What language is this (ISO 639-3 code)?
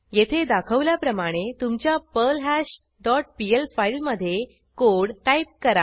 mar